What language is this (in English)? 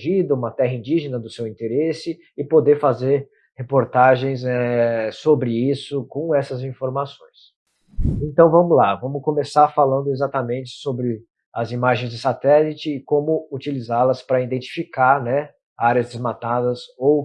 Portuguese